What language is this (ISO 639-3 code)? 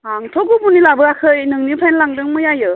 brx